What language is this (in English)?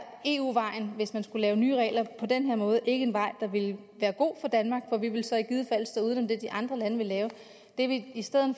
Danish